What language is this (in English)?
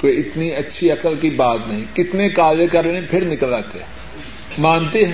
Urdu